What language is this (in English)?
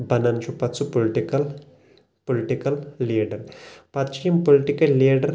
Kashmiri